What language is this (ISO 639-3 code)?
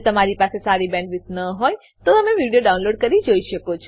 guj